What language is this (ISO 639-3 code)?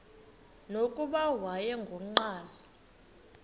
xho